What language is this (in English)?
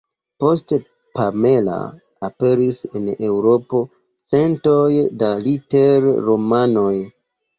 Esperanto